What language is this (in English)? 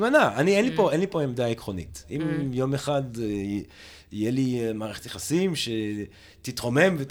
Hebrew